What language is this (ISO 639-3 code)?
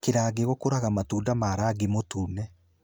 kik